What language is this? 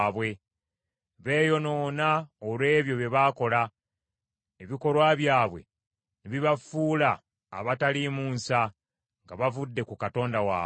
Ganda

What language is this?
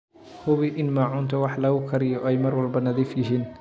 Somali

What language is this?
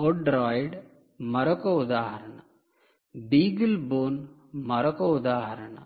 Telugu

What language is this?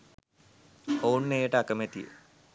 Sinhala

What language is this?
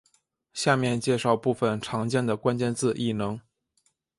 Chinese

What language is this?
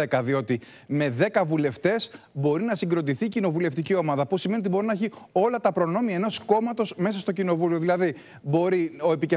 Greek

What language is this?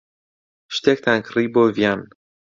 Central Kurdish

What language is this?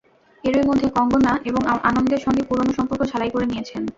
Bangla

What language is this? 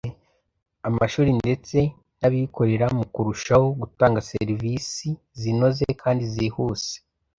Kinyarwanda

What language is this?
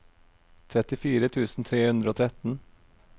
Norwegian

